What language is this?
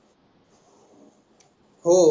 Marathi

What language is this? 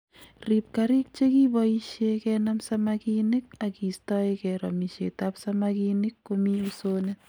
Kalenjin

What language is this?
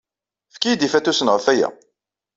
Kabyle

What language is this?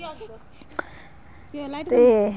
Dogri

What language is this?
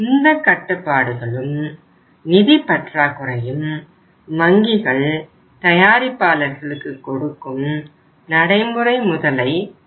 Tamil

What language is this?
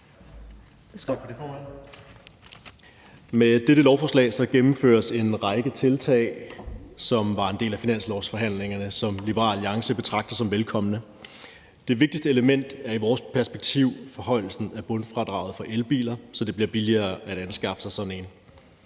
Danish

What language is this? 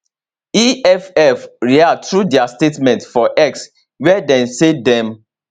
Nigerian Pidgin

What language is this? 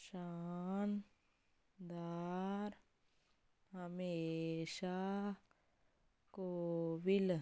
Punjabi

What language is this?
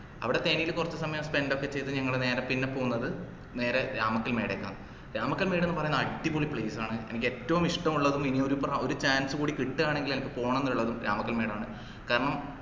Malayalam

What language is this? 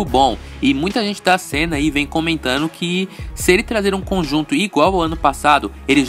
Portuguese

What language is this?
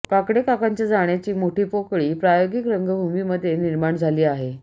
Marathi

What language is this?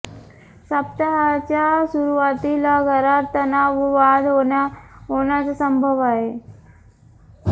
Marathi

